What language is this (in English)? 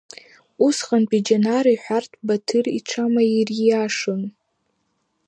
Abkhazian